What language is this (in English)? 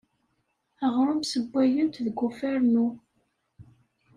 Kabyle